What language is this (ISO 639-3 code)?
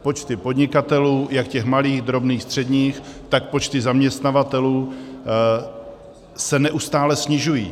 ces